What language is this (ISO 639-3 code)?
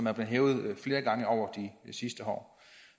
dan